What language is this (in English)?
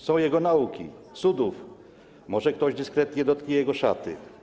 Polish